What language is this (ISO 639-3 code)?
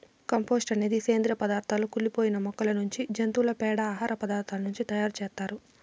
tel